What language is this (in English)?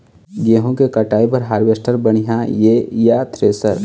Chhattisgarhi